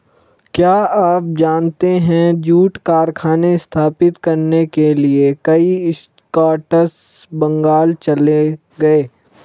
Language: Hindi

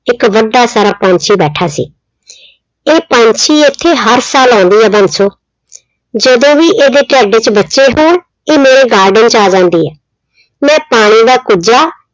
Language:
Punjabi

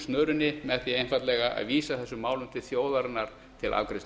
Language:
Icelandic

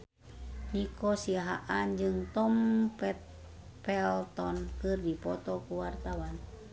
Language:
Sundanese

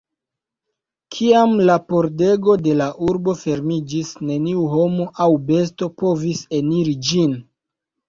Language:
Esperanto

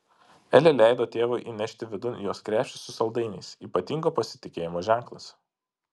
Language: Lithuanian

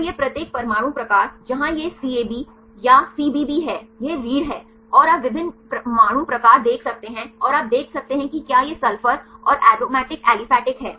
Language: Hindi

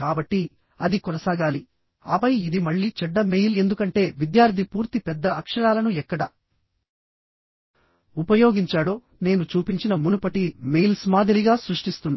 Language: Telugu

